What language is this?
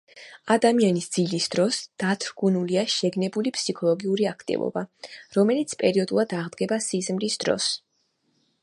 Georgian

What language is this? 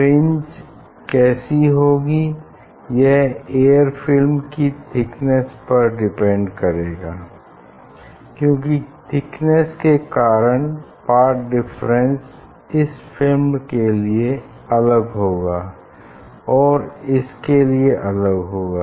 Hindi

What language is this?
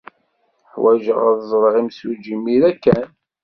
Kabyle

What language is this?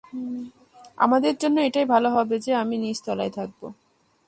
Bangla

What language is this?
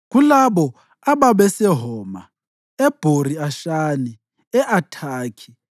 North Ndebele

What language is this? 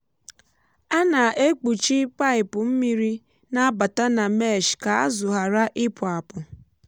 Igbo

